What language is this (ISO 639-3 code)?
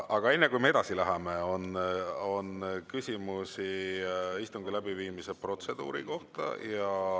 est